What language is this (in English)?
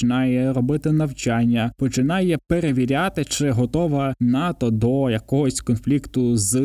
Ukrainian